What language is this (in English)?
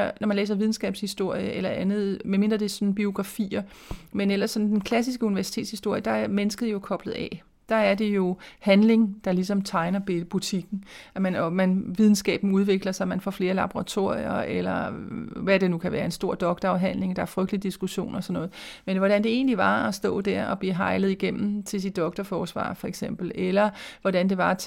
Danish